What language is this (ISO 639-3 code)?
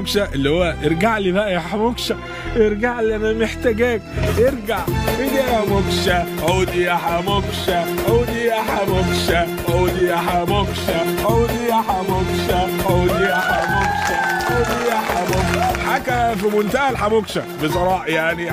ara